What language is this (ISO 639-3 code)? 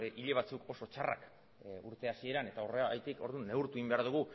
eus